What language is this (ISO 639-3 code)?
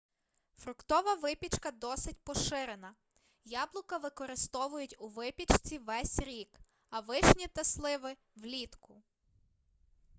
ukr